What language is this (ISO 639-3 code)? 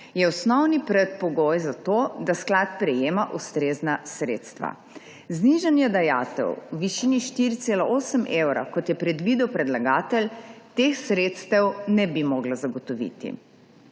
slv